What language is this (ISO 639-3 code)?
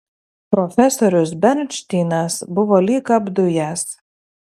lit